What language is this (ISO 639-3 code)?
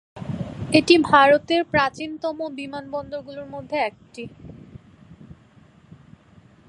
ben